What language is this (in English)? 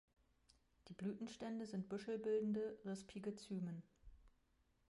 German